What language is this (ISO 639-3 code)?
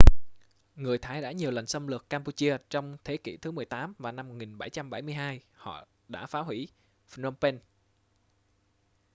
vie